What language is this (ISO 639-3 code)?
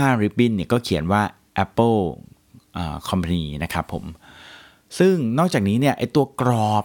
tha